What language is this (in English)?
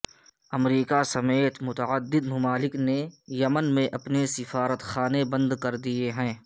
Urdu